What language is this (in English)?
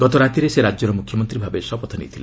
Odia